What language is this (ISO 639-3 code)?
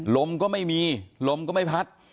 tha